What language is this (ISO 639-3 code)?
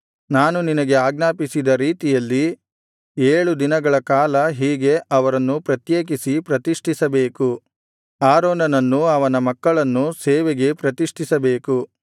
kan